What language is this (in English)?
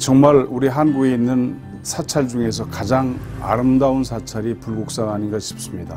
Korean